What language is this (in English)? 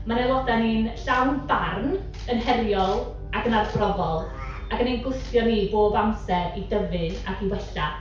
Welsh